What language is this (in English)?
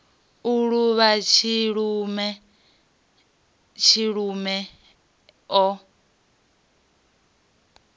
Venda